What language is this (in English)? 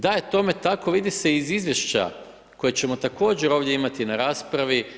Croatian